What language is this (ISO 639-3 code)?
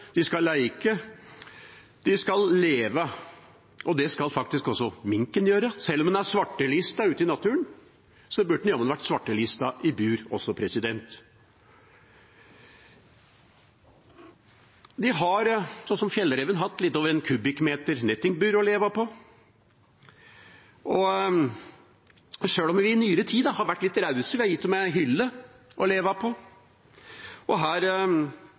nob